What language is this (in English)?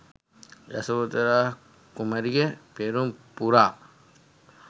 Sinhala